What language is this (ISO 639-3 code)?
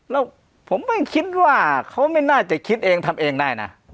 tha